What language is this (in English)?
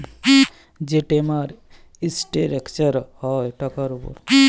Bangla